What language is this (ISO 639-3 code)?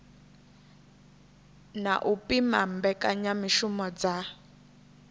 ven